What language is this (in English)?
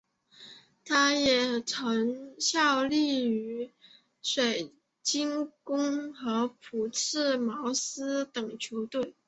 Chinese